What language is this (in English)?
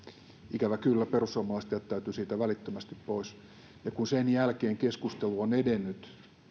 Finnish